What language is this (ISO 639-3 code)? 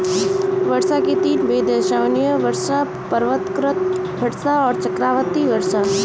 hin